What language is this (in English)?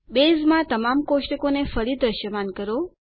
Gujarati